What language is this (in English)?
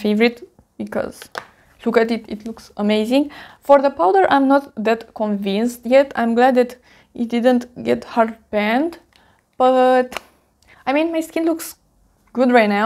English